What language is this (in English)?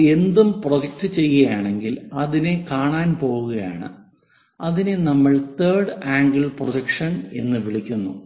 Malayalam